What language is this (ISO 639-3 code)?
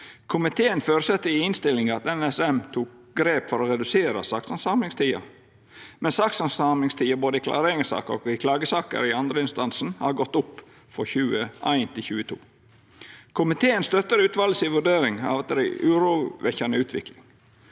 nor